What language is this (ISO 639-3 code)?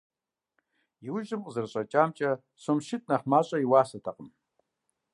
kbd